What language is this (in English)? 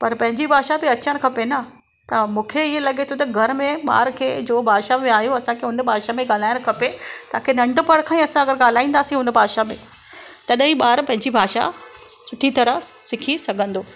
Sindhi